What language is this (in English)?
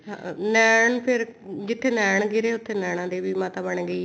Punjabi